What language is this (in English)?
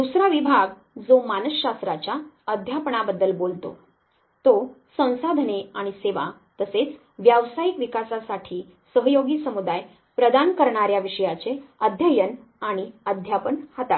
Marathi